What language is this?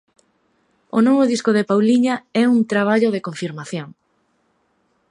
Galician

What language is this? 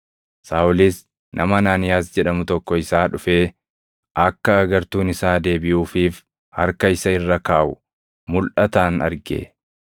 Oromo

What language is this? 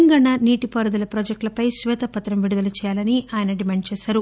Telugu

